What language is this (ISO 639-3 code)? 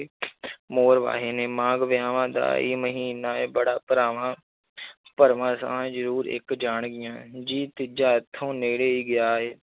pan